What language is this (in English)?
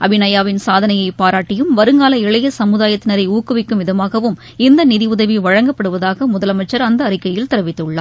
Tamil